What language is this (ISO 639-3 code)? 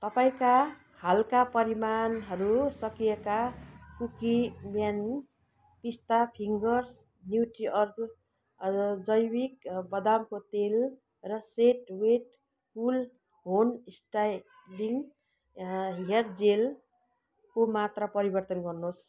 nep